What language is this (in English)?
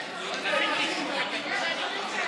Hebrew